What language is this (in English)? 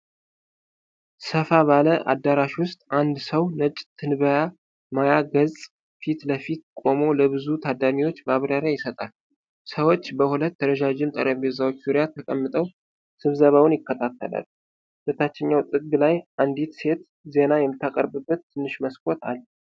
Amharic